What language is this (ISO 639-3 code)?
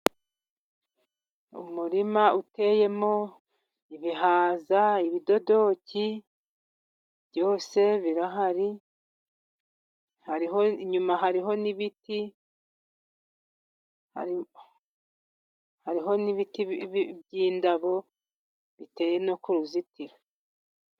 kin